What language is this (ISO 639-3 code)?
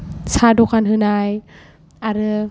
brx